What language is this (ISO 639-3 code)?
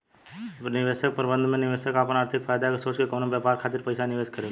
bho